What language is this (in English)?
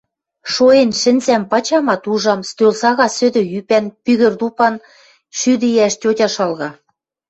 Western Mari